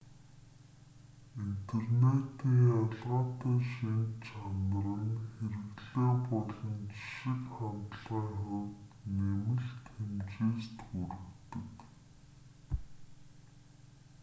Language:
Mongolian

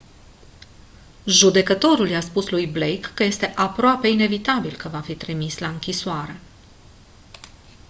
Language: Romanian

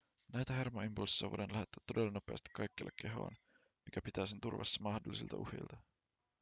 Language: Finnish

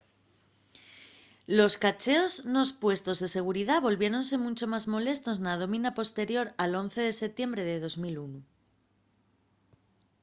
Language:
Asturian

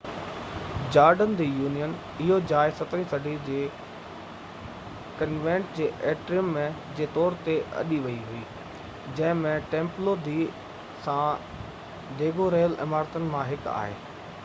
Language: Sindhi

